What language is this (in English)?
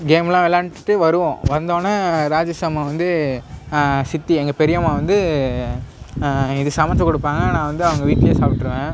Tamil